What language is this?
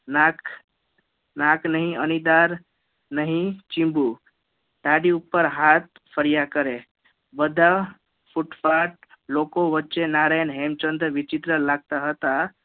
Gujarati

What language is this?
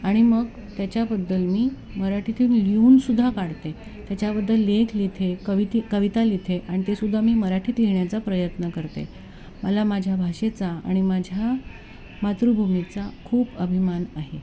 Marathi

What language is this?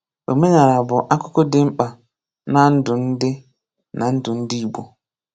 Igbo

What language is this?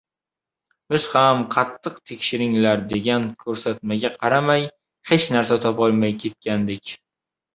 Uzbek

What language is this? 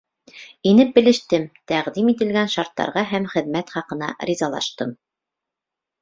Bashkir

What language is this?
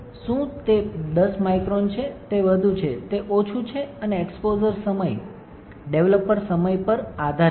Gujarati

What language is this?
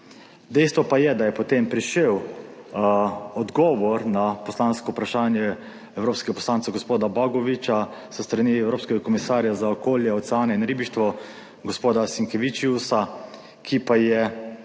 Slovenian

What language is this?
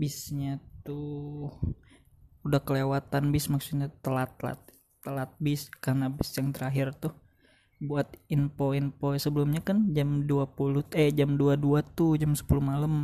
Indonesian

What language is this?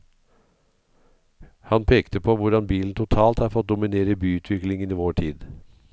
Norwegian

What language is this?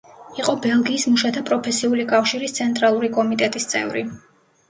Georgian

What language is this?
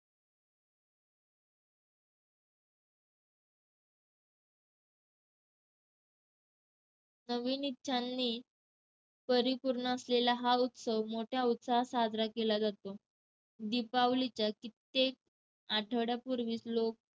Marathi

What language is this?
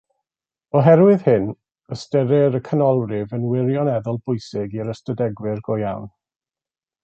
Welsh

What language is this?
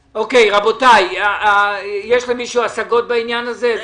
Hebrew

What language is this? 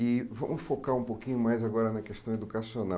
Portuguese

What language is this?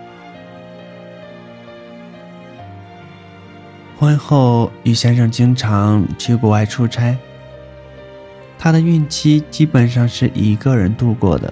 Chinese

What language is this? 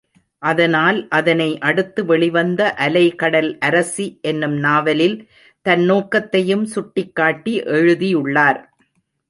Tamil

